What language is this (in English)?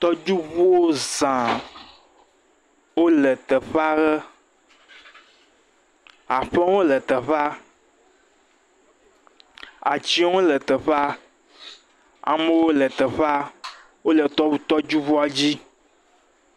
Ewe